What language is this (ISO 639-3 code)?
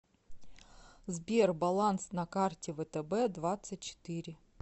rus